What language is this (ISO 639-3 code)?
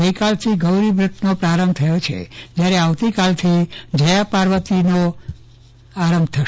guj